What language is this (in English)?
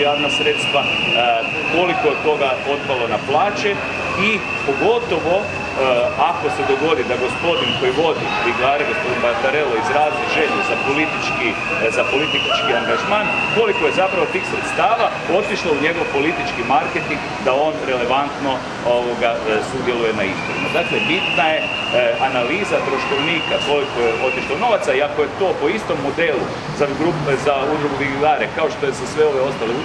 Croatian